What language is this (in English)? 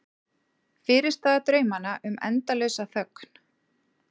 Icelandic